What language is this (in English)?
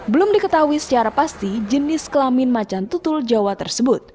Indonesian